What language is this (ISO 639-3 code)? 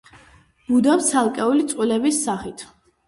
kat